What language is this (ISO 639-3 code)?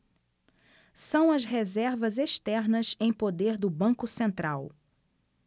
por